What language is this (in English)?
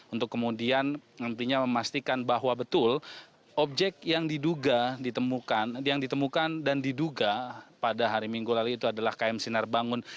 Indonesian